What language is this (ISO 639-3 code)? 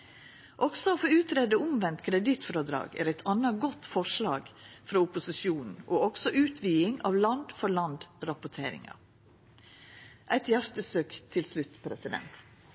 nno